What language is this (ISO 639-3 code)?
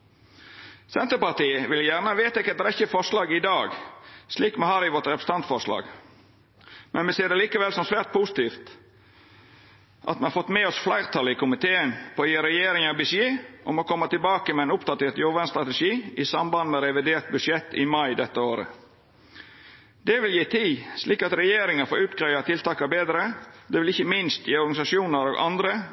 nno